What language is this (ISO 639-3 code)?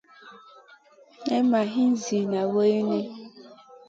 mcn